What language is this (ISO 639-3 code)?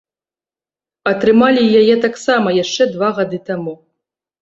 bel